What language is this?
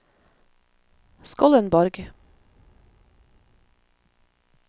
Norwegian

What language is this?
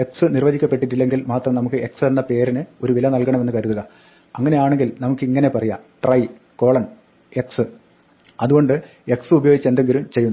Malayalam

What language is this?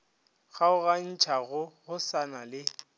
Northern Sotho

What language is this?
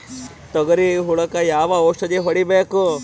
Kannada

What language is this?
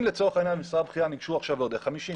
Hebrew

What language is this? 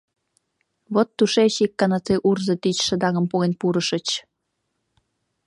Mari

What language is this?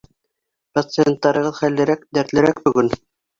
Bashkir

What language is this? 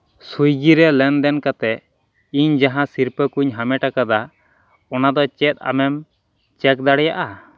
Santali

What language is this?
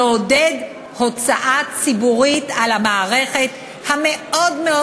Hebrew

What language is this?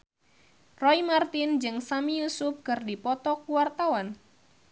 Sundanese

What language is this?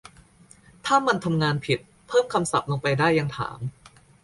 Thai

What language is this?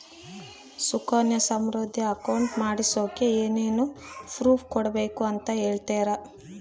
Kannada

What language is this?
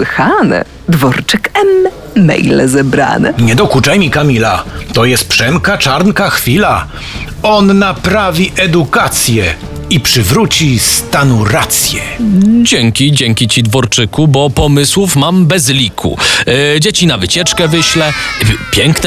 Polish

